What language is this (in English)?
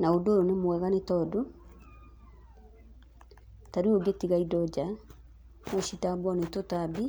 Kikuyu